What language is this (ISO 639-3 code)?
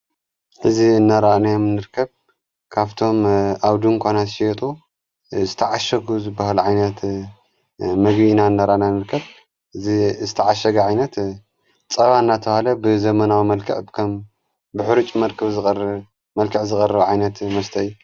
tir